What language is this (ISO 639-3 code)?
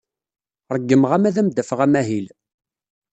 kab